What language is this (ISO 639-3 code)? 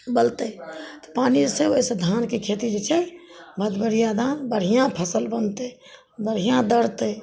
mai